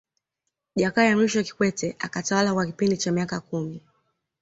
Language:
Swahili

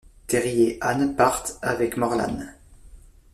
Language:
French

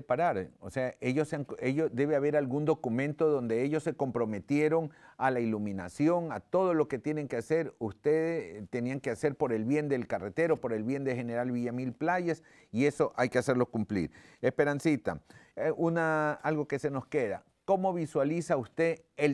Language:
Spanish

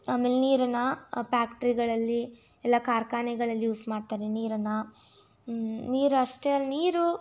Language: Kannada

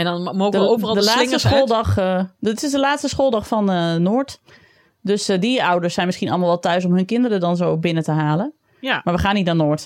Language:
Dutch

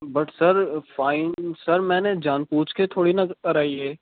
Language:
Urdu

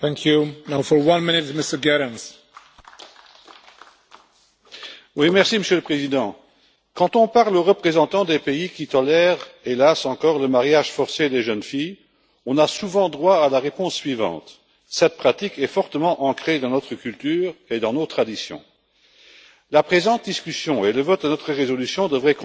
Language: French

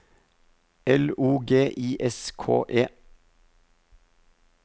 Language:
Norwegian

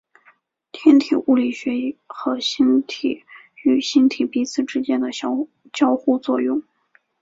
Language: Chinese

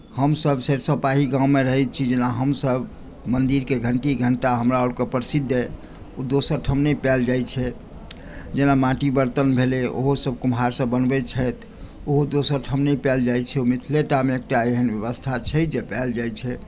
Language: Maithili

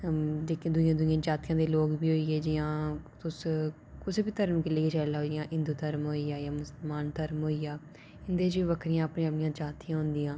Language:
Dogri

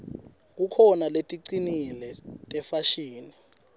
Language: Swati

